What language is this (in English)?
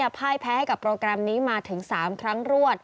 Thai